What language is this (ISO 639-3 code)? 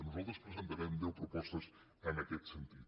cat